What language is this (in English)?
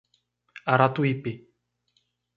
Portuguese